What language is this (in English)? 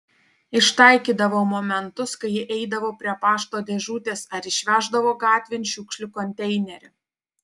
Lithuanian